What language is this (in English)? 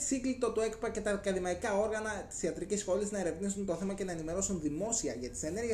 Greek